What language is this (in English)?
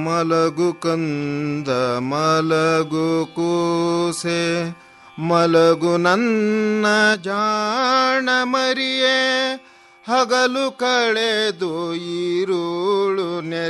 Hindi